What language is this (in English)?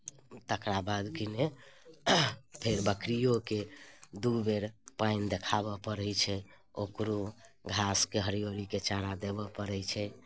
Maithili